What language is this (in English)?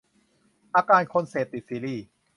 Thai